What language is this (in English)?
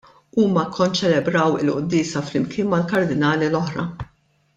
Maltese